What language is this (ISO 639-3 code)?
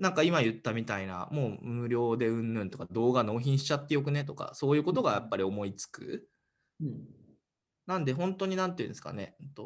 jpn